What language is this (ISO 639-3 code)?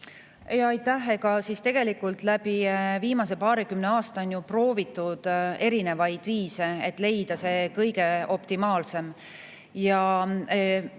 est